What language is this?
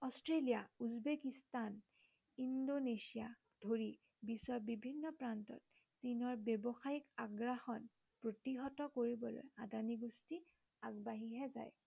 Assamese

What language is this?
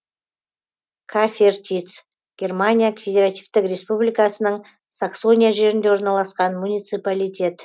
Kazakh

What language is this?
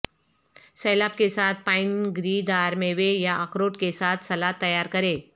Urdu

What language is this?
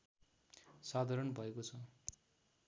Nepali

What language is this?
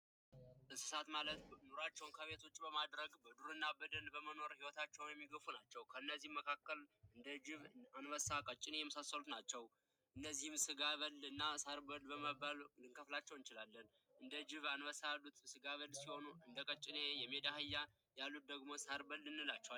Amharic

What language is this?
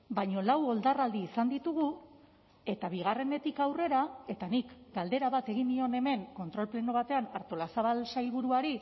Basque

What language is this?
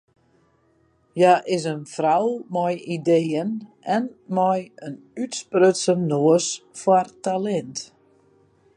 Western Frisian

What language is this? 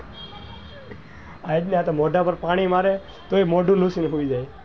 Gujarati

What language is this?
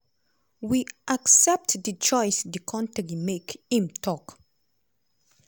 Nigerian Pidgin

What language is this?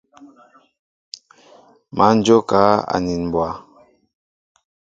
Mbo (Cameroon)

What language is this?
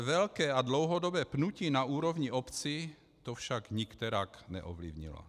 Czech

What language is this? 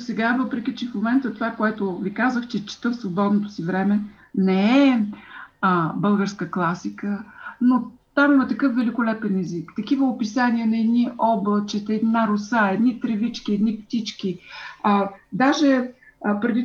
Bulgarian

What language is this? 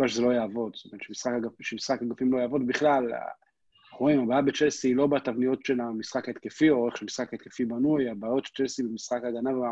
Hebrew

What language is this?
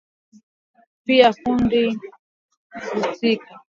Swahili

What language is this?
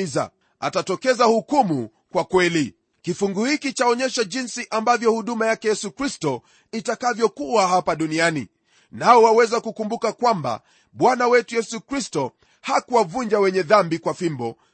Swahili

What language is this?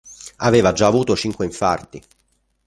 Italian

